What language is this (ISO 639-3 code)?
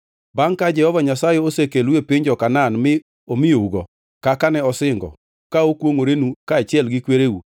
luo